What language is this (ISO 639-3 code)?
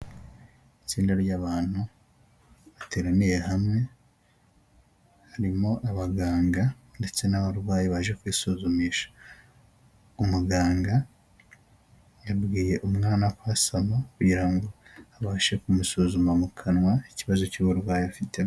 kin